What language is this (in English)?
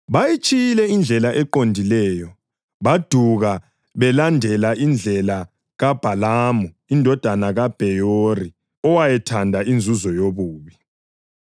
North Ndebele